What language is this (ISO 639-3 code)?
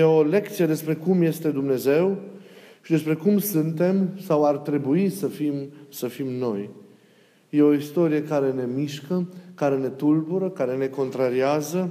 ron